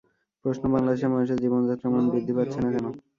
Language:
Bangla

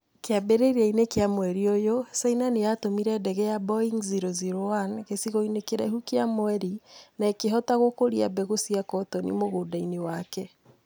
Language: Kikuyu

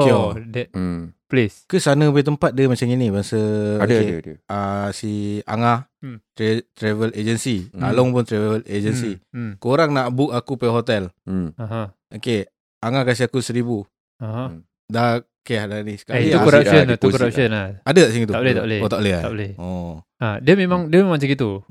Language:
Malay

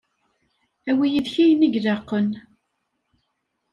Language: Kabyle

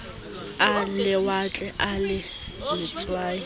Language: Southern Sotho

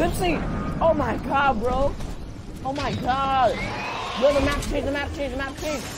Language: English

